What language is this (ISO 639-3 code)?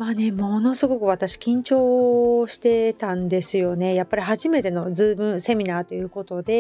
jpn